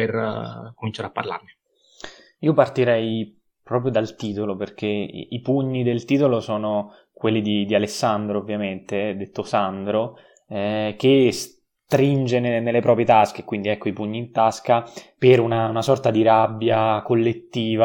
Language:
Italian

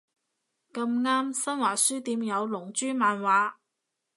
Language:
Cantonese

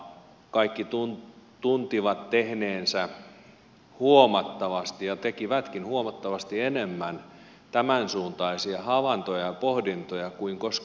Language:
Finnish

